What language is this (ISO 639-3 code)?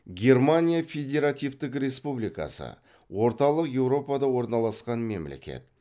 kaz